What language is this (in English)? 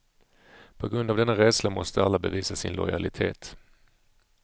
Swedish